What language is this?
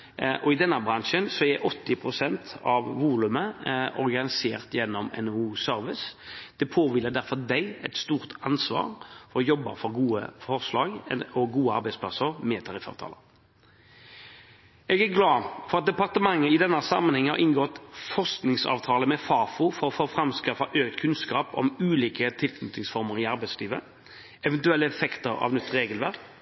Norwegian Bokmål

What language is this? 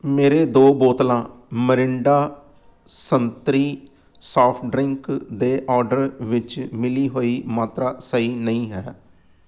Punjabi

